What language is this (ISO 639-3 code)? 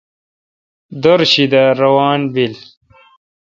xka